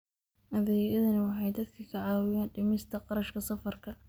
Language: Somali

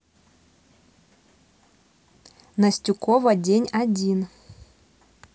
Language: Russian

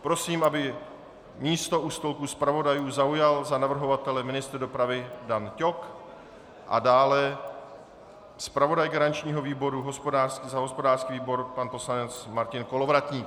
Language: Czech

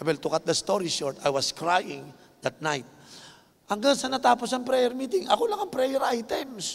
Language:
Filipino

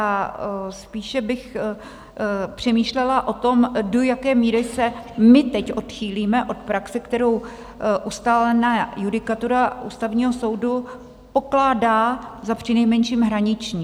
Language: Czech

